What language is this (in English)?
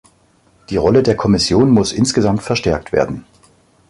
German